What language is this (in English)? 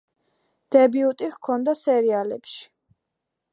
Georgian